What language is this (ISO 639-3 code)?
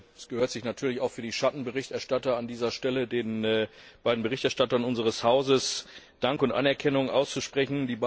deu